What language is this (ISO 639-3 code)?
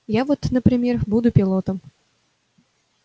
rus